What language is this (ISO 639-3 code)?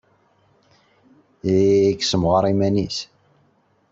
kab